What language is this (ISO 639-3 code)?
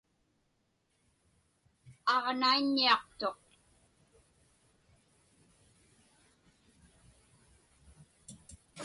ipk